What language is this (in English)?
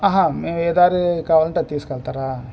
Telugu